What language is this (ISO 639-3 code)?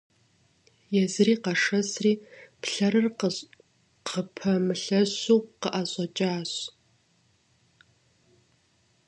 kbd